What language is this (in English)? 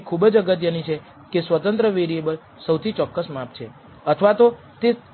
Gujarati